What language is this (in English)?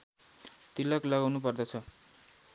Nepali